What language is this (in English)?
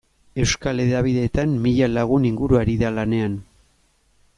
Basque